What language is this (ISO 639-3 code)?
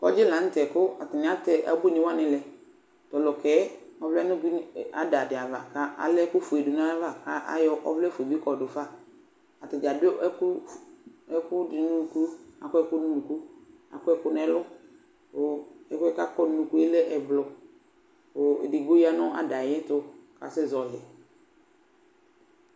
kpo